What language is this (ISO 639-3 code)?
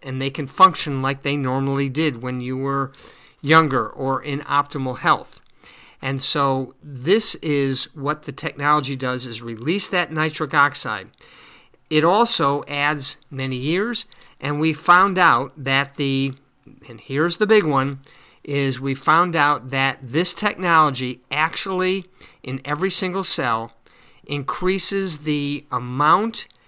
eng